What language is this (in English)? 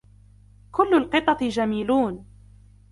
Arabic